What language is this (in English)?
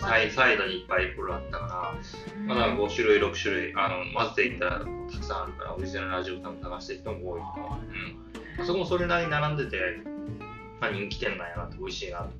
Japanese